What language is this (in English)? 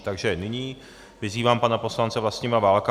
Czech